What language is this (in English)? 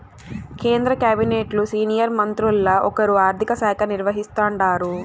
Telugu